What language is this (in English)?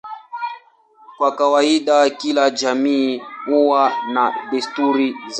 Swahili